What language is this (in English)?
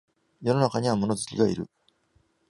Japanese